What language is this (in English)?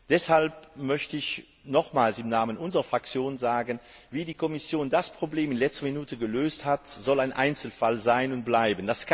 German